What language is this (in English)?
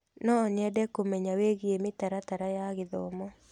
Kikuyu